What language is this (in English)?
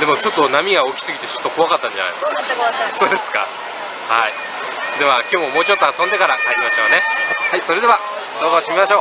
Japanese